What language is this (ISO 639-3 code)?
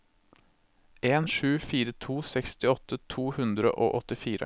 nor